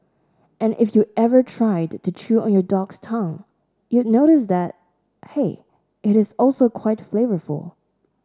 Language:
English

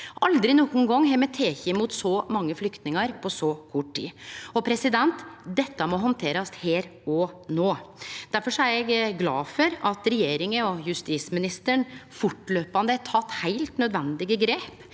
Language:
Norwegian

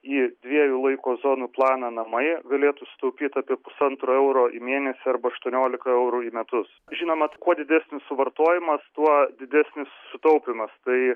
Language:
Lithuanian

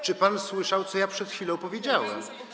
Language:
Polish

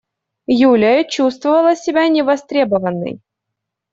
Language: Russian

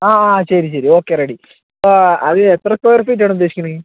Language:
Malayalam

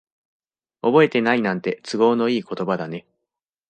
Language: Japanese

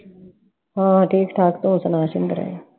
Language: Punjabi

